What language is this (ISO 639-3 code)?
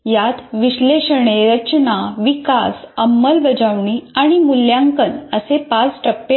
mar